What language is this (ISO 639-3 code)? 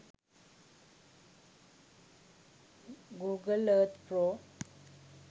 sin